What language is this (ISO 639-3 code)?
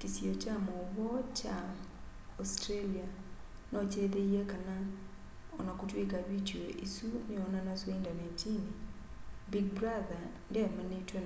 kam